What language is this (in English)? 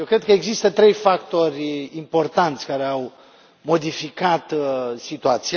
Romanian